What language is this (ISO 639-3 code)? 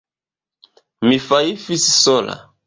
epo